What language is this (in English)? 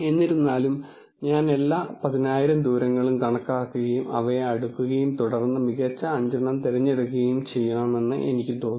Malayalam